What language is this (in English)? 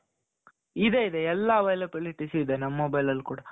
Kannada